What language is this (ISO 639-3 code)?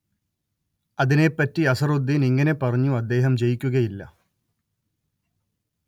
mal